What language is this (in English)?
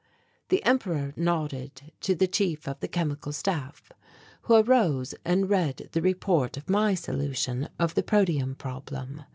English